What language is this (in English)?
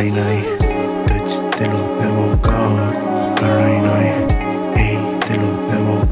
Japanese